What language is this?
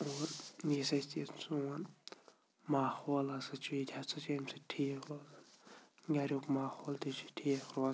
Kashmiri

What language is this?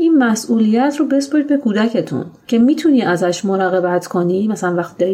Persian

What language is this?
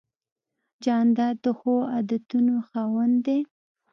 Pashto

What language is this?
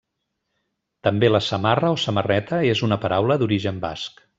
Catalan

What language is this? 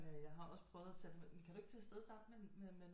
Danish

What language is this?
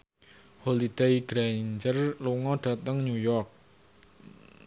Javanese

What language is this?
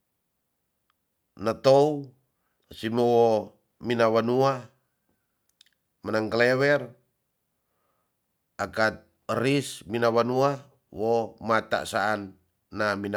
Tonsea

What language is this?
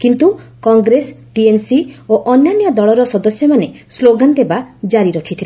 Odia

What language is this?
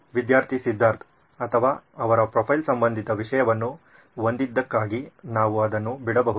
Kannada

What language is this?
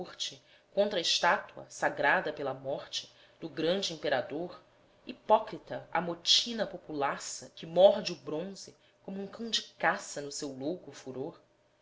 Portuguese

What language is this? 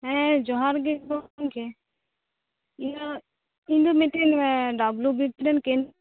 Santali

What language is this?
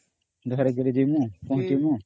Odia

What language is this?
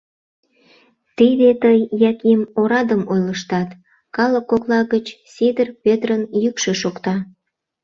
Mari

